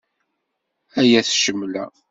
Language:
Kabyle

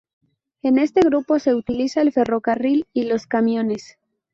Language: Spanish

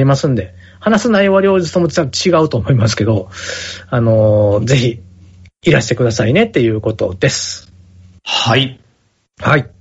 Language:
Japanese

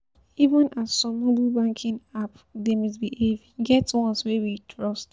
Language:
Nigerian Pidgin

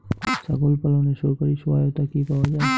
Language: Bangla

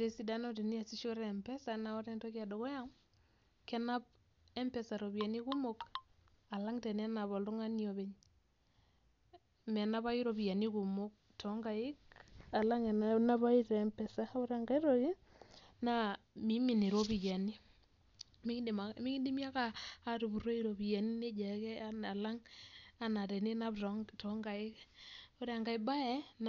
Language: Masai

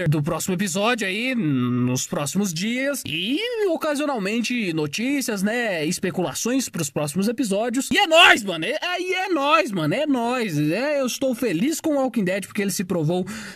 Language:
Portuguese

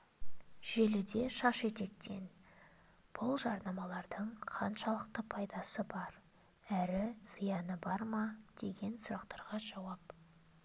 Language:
Kazakh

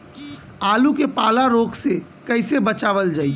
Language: Bhojpuri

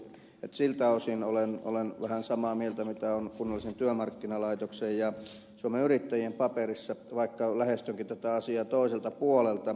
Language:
Finnish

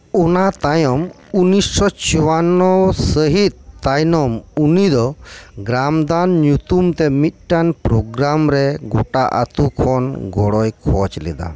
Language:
Santali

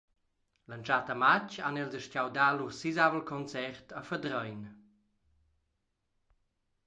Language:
Romansh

